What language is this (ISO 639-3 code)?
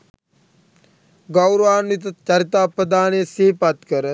sin